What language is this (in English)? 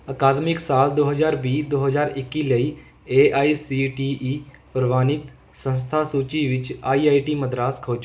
Punjabi